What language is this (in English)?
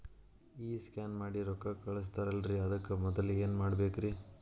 Kannada